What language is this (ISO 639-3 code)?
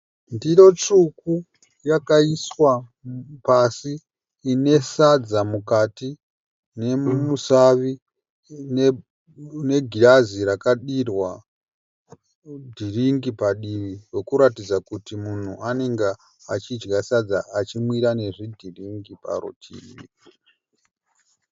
sna